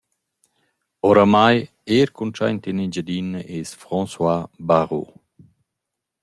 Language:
Romansh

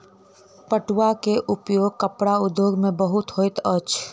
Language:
Maithili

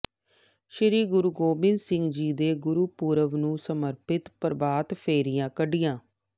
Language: Punjabi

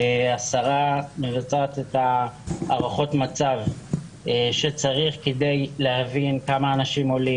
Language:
Hebrew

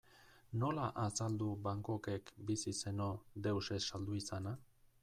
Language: Basque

